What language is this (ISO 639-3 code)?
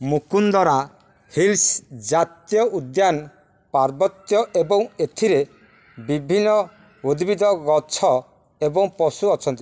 ori